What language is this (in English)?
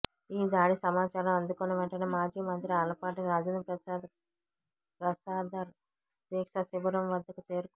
Telugu